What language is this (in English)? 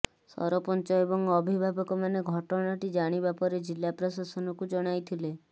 Odia